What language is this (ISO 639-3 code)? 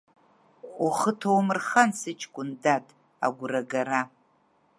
abk